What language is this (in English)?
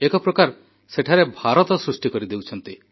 Odia